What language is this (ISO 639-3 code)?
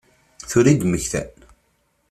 kab